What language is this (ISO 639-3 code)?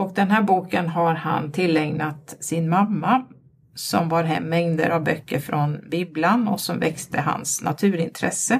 swe